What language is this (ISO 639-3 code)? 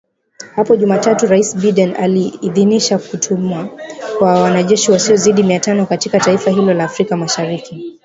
swa